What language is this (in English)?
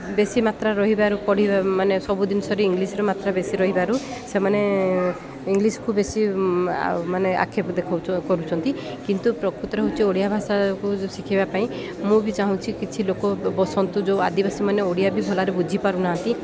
Odia